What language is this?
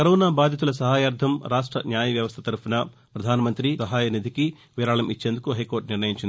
Telugu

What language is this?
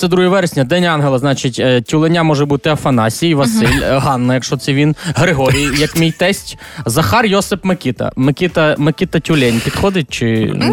Ukrainian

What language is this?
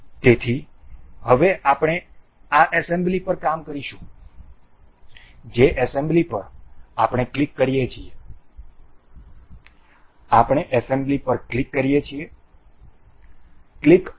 Gujarati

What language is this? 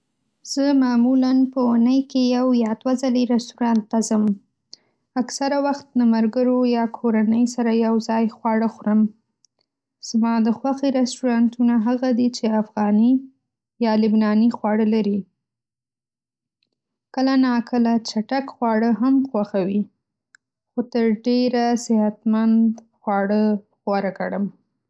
Pashto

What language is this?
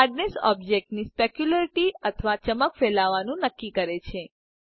Gujarati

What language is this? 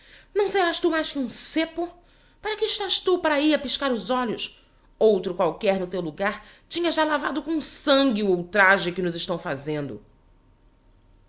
Portuguese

